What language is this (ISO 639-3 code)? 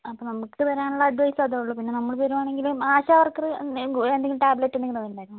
mal